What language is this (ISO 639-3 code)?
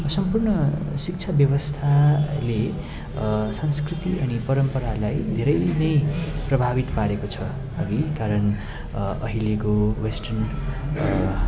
nep